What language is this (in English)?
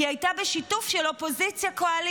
Hebrew